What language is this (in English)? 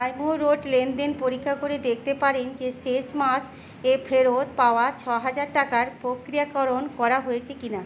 Bangla